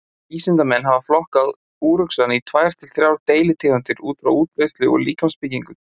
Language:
Icelandic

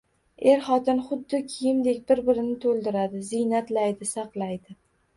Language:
Uzbek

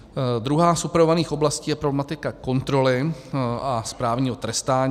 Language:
Czech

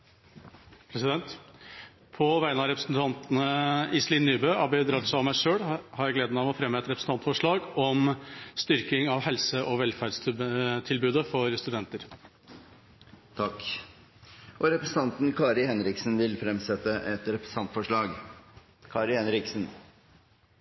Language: Norwegian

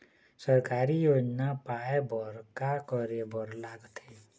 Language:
Chhattisgarhi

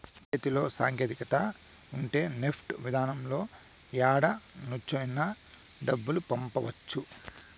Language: Telugu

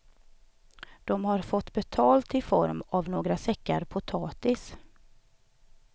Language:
Swedish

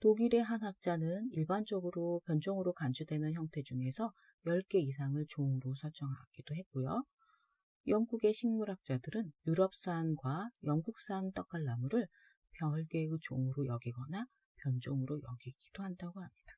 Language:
Korean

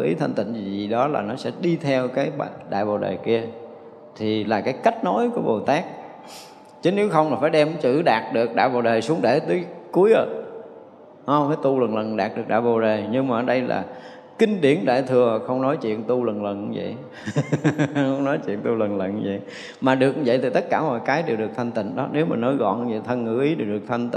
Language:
Vietnamese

